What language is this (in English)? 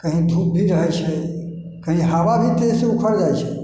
Maithili